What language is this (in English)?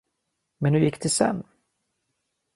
Swedish